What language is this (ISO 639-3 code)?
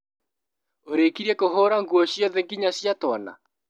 kik